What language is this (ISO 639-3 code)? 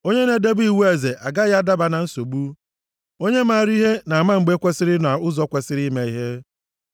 ibo